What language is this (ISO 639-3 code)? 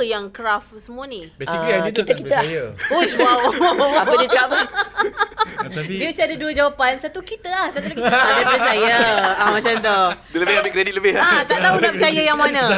msa